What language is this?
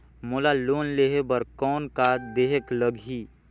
Chhattisgarhi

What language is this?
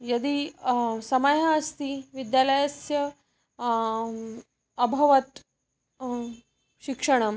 Sanskrit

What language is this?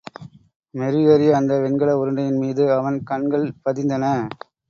Tamil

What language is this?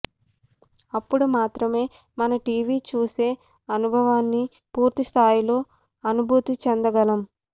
Telugu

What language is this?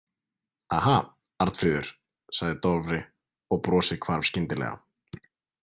Icelandic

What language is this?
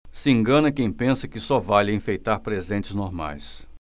Portuguese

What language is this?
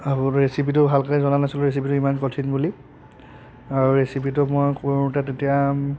Assamese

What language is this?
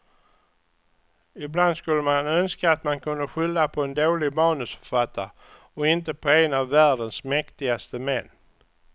Swedish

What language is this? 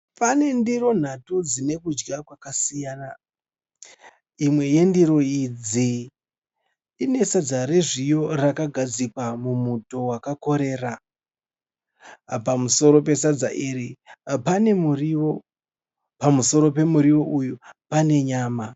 Shona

